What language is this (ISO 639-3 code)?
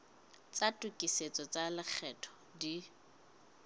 sot